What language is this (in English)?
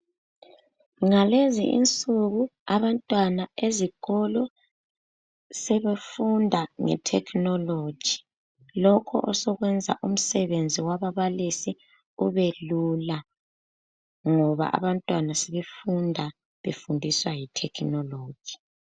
North Ndebele